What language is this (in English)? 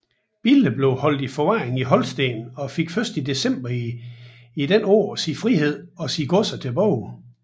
Danish